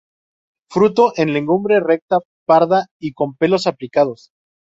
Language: Spanish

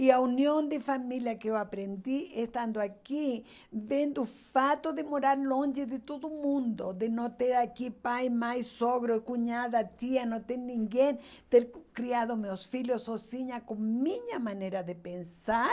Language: Portuguese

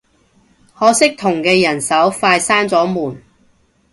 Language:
Cantonese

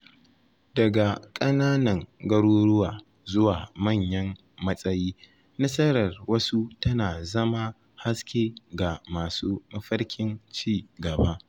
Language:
Hausa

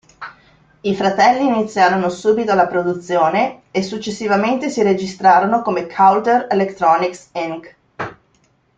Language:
Italian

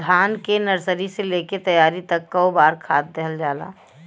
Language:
Bhojpuri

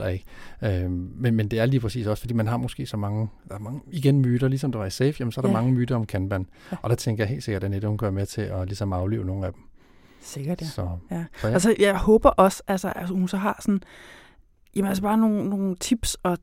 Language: Danish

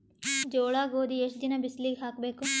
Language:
Kannada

